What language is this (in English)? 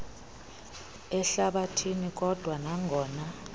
Xhosa